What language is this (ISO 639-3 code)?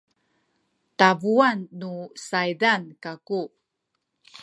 szy